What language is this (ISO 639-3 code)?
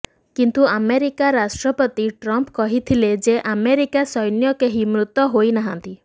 ori